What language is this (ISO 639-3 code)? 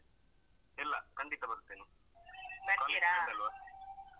kan